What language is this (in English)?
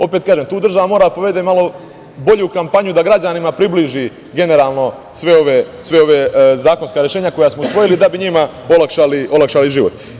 Serbian